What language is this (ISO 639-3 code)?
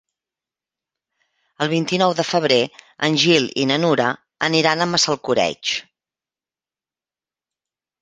cat